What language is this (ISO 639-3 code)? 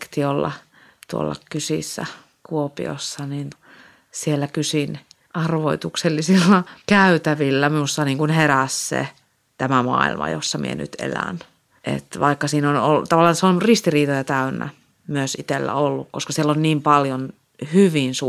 fin